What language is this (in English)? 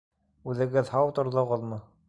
Bashkir